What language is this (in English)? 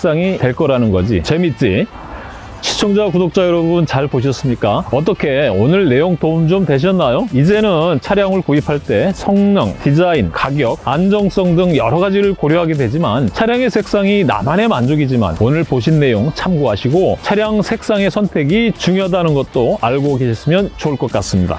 Korean